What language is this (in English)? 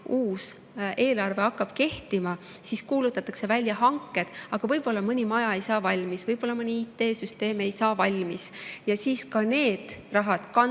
Estonian